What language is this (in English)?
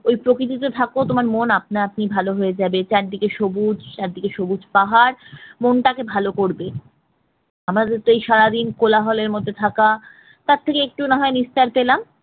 Bangla